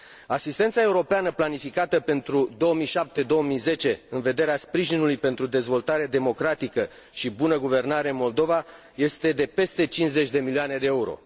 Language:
Romanian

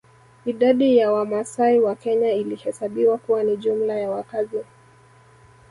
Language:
Swahili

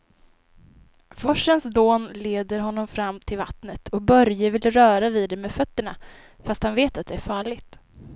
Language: Swedish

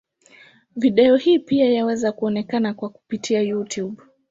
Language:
Swahili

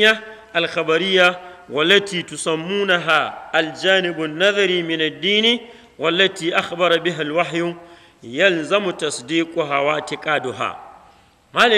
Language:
Arabic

